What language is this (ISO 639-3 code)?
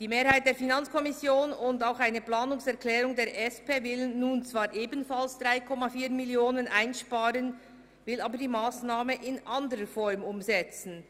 gsw